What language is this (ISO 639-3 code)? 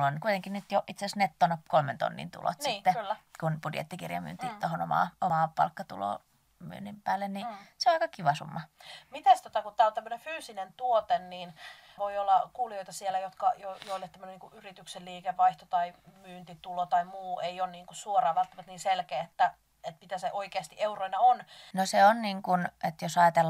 fin